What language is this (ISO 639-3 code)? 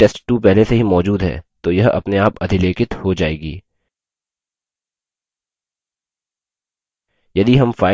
hin